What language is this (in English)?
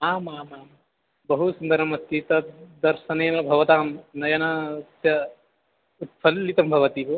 Sanskrit